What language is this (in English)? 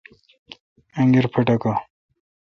Kalkoti